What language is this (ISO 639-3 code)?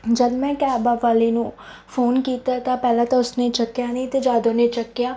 pan